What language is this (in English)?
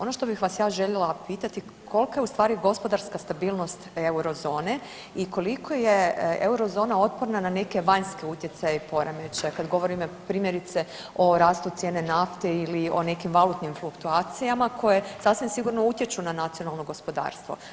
Croatian